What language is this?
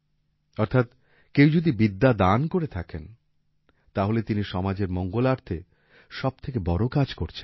Bangla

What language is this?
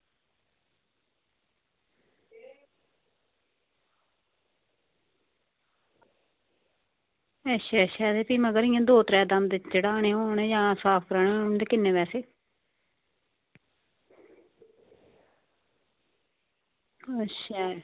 Dogri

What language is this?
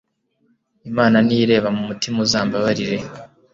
Kinyarwanda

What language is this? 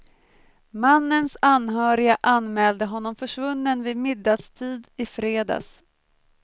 Swedish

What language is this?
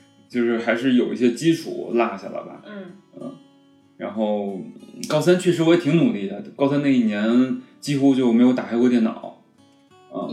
Chinese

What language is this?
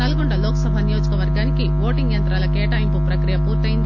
Telugu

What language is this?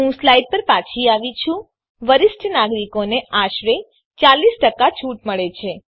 Gujarati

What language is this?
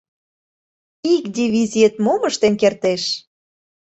Mari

